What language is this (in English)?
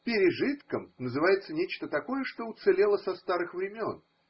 Russian